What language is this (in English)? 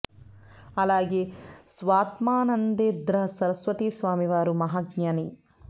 Telugu